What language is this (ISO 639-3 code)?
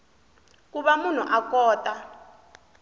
tso